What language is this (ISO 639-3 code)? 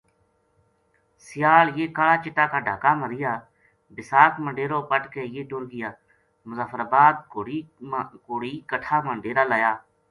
gju